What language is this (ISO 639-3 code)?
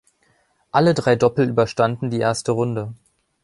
deu